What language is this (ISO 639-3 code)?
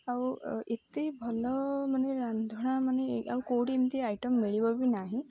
ori